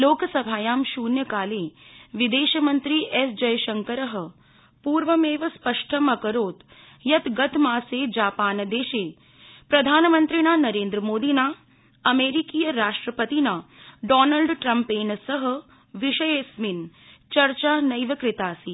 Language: Sanskrit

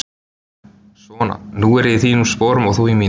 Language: Icelandic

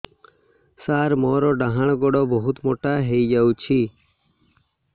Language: Odia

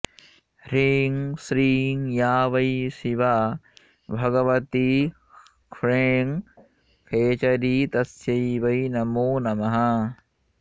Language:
Sanskrit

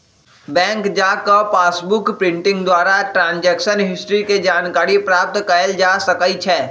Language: Magahi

